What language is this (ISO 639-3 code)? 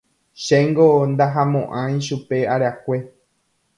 grn